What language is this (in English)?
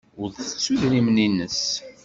Kabyle